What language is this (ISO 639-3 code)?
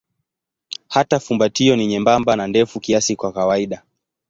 swa